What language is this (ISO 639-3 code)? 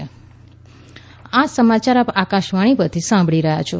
guj